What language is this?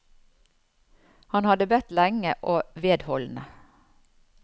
Norwegian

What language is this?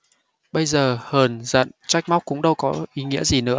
Vietnamese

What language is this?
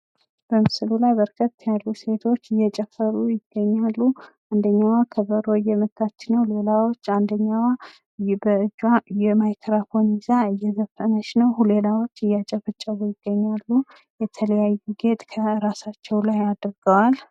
Amharic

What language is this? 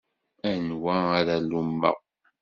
Kabyle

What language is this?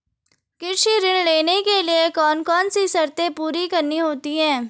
Hindi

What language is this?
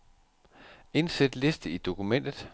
Danish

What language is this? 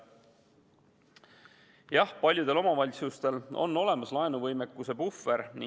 Estonian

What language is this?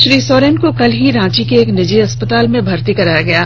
Hindi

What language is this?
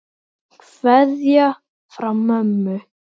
Icelandic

